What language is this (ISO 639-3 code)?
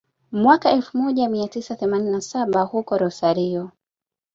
swa